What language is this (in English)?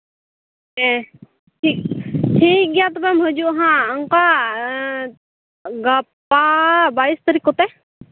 Santali